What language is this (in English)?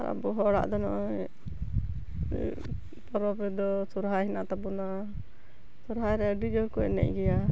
Santali